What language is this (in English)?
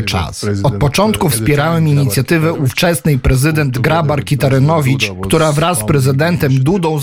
Polish